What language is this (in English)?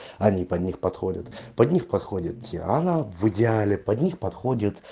Russian